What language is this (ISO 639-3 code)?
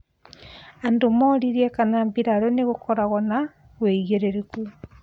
kik